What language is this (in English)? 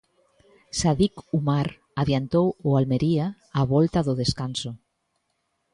Galician